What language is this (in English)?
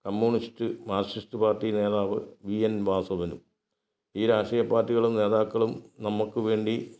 Malayalam